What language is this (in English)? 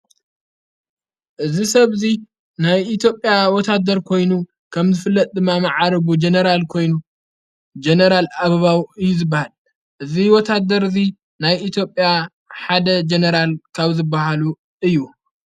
Tigrinya